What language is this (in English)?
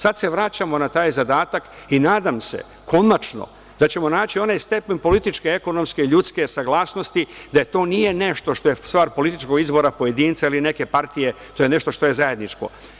Serbian